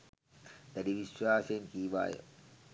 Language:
Sinhala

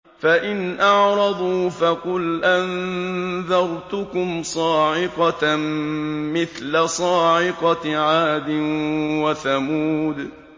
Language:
Arabic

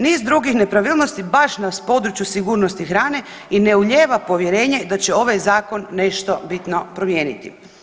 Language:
Croatian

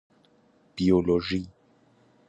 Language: Persian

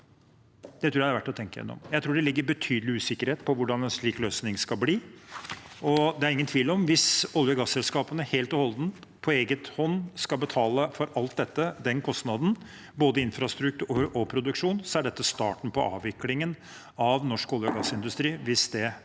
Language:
Norwegian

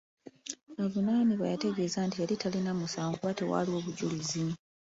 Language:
Ganda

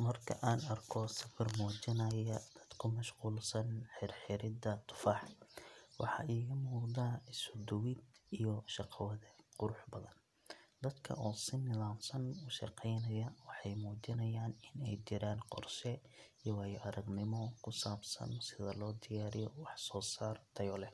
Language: Somali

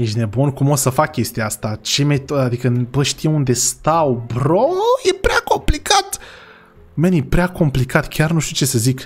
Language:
Romanian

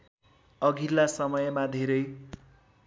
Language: Nepali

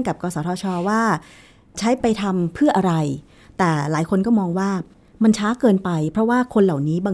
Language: Thai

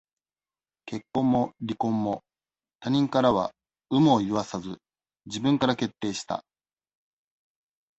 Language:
Japanese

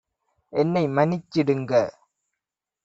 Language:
Tamil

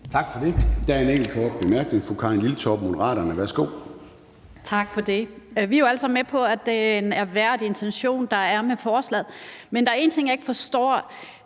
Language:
Danish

